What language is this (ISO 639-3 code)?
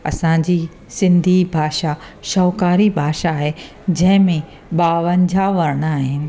snd